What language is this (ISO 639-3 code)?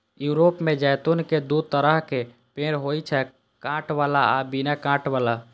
mai